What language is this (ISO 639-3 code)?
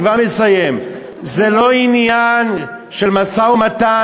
heb